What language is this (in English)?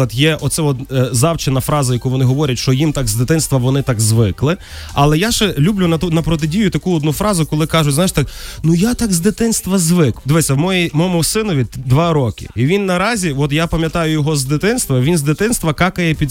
Ukrainian